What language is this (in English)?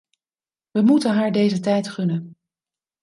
Dutch